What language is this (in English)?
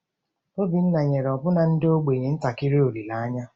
Igbo